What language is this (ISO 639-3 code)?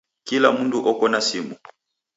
dav